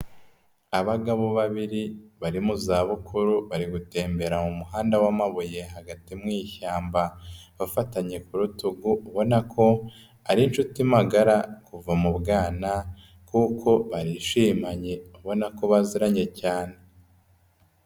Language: Kinyarwanda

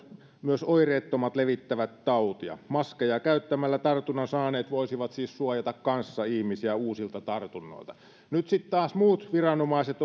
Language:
Finnish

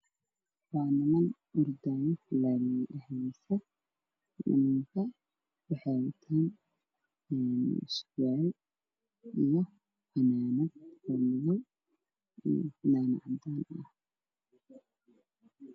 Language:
Somali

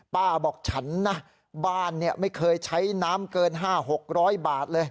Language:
Thai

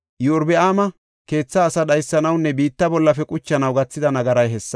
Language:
Gofa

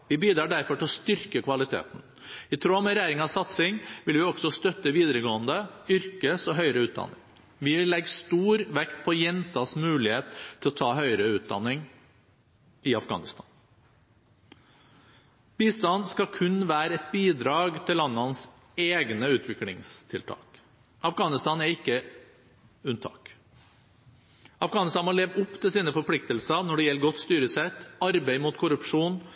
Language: Norwegian Bokmål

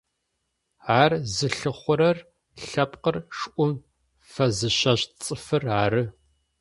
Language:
Adyghe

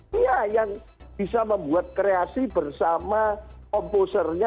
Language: Indonesian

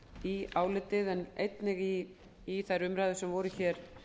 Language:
Icelandic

